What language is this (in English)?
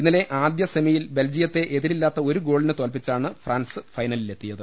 Malayalam